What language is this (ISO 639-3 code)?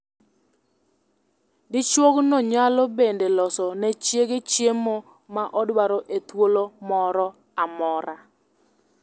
luo